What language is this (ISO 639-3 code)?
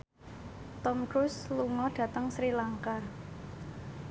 jav